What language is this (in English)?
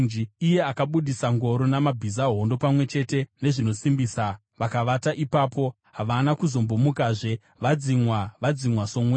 Shona